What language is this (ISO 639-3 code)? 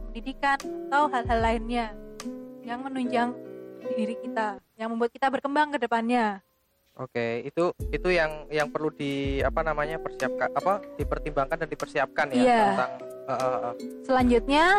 ind